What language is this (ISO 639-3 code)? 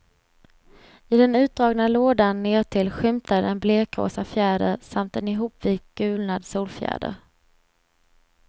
swe